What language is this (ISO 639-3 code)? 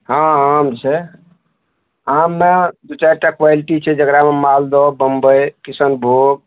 mai